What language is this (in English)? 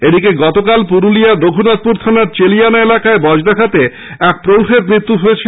Bangla